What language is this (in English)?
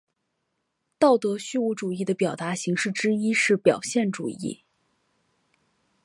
Chinese